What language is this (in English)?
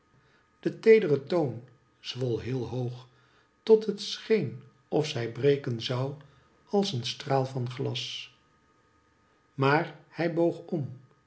Dutch